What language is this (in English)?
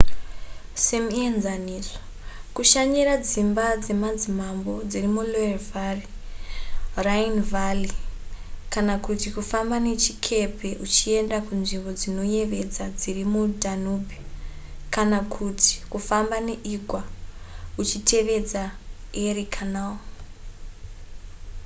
Shona